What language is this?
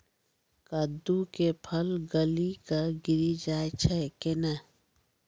Maithili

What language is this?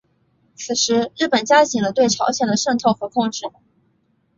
Chinese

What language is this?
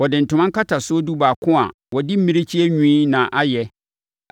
Akan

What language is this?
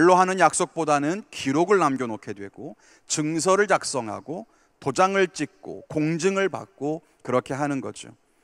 Korean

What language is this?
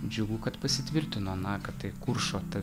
Lithuanian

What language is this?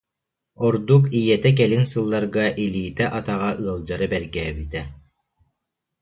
Yakut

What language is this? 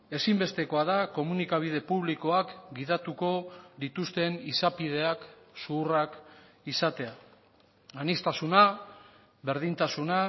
Basque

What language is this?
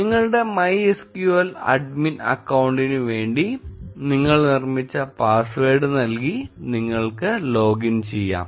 Malayalam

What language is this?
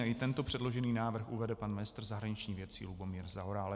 Czech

